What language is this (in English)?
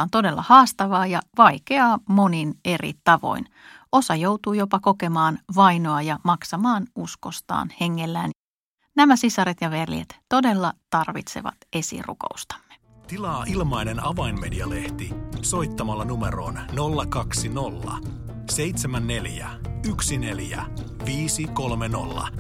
Finnish